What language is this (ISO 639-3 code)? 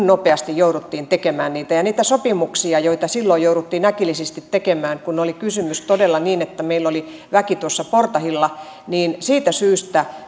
fin